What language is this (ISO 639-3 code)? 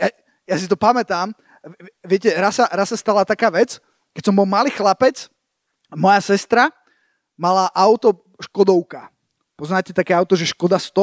slk